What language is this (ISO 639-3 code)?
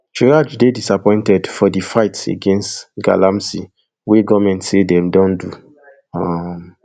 pcm